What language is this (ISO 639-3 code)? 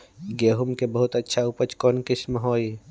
mag